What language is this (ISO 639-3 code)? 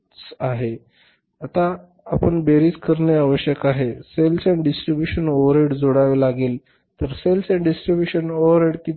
mar